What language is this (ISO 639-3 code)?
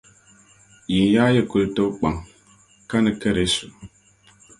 dag